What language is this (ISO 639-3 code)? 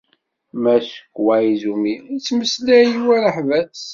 kab